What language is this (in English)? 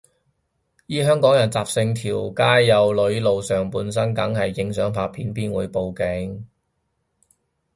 Cantonese